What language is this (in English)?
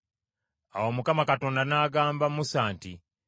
Ganda